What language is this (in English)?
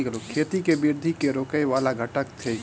Maithili